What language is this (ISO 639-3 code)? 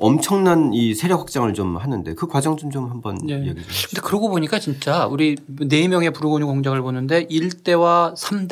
kor